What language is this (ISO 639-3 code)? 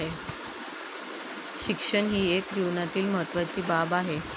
mar